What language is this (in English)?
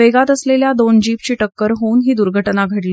Marathi